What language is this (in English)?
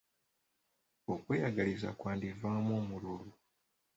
Ganda